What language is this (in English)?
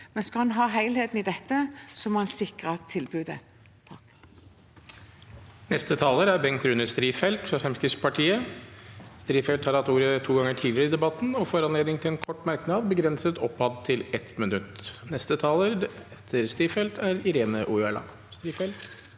Norwegian